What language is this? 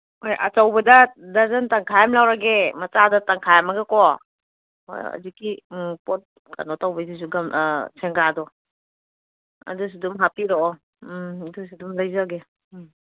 Manipuri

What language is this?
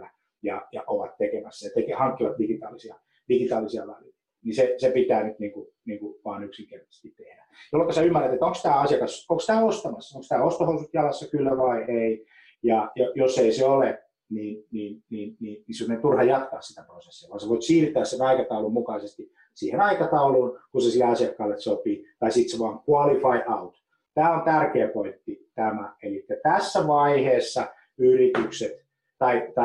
Finnish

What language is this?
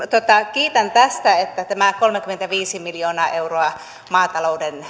Finnish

